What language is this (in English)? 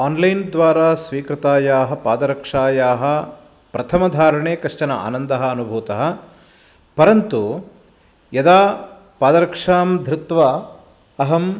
Sanskrit